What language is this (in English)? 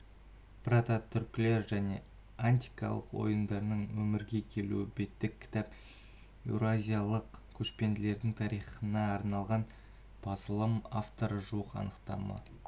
Kazakh